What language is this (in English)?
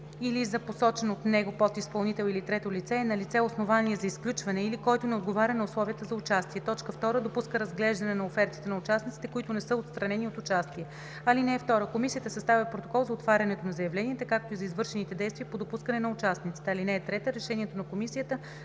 Bulgarian